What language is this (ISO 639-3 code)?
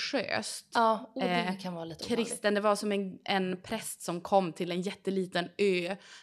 swe